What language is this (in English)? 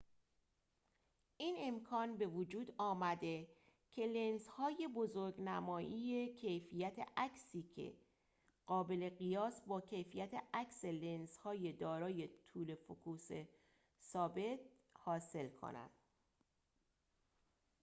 Persian